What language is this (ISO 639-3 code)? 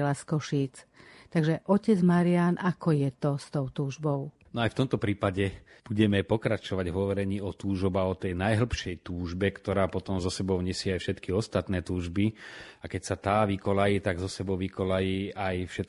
slk